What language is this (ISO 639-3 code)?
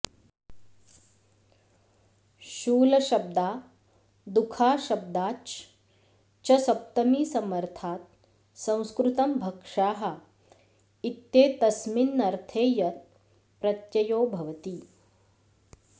san